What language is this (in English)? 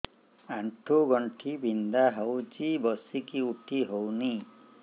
Odia